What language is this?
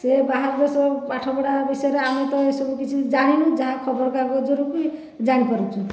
Odia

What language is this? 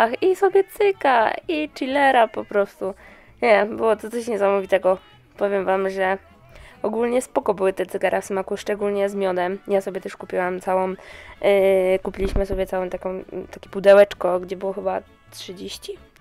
Polish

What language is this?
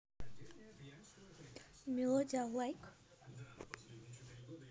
Russian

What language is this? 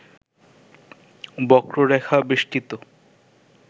Bangla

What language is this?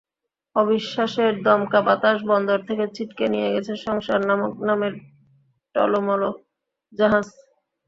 Bangla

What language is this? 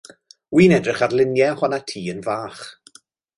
Welsh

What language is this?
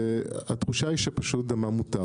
Hebrew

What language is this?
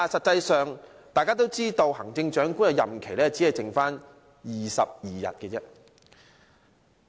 Cantonese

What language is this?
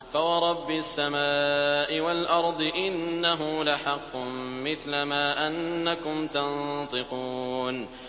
Arabic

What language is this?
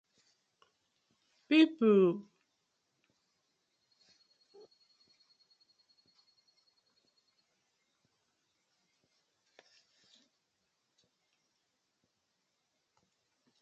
Nigerian Pidgin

